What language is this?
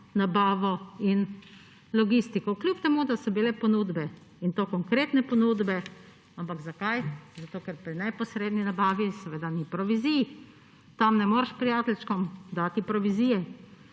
Slovenian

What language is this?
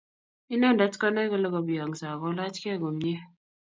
Kalenjin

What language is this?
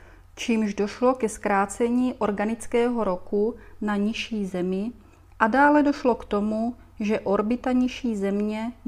Czech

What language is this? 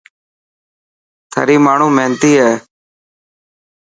Dhatki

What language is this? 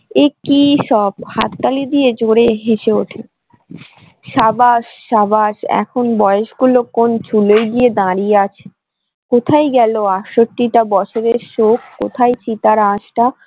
Bangla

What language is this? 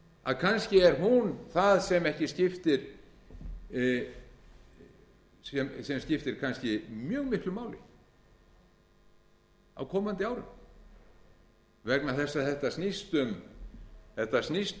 Icelandic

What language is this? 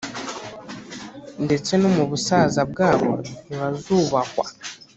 Kinyarwanda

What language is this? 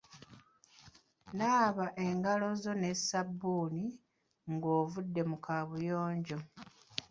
Ganda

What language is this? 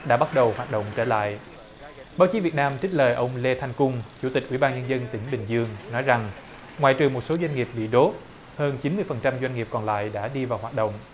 Vietnamese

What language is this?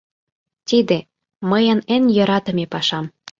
Mari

